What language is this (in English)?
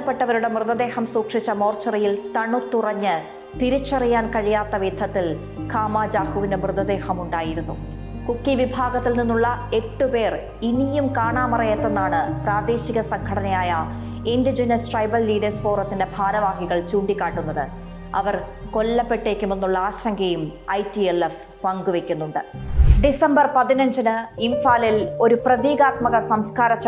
Malayalam